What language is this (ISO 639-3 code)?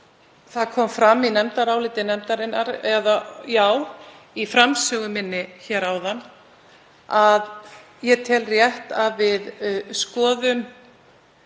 isl